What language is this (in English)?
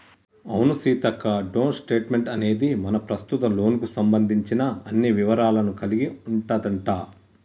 Telugu